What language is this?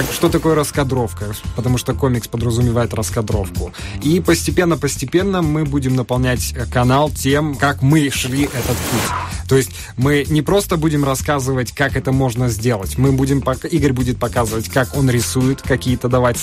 Russian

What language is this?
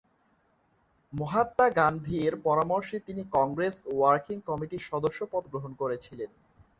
Bangla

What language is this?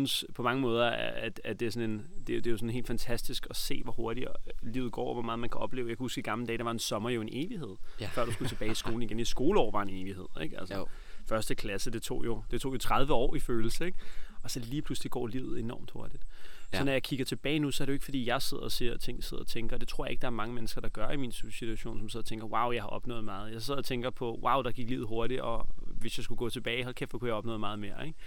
Danish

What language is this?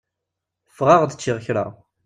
Kabyle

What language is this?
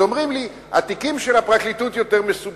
Hebrew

